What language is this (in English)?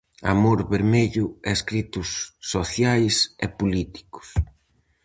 Galician